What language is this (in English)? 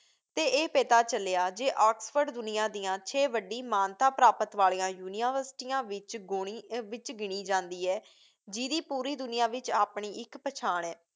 Punjabi